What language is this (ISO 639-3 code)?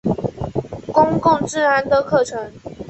zho